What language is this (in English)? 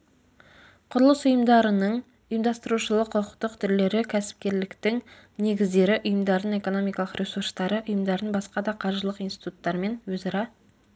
Kazakh